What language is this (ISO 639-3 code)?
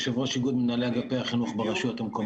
heb